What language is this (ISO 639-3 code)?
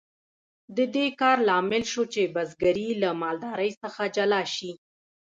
pus